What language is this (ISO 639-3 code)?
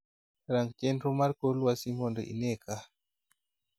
luo